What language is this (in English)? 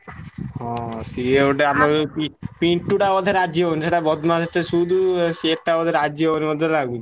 Odia